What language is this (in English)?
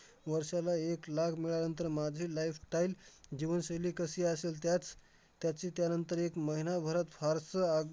Marathi